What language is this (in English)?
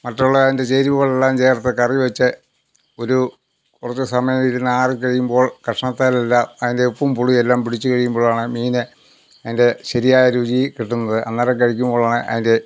Malayalam